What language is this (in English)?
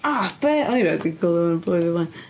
Welsh